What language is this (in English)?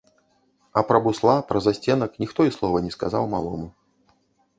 Belarusian